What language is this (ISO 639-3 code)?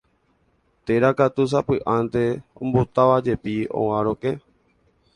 grn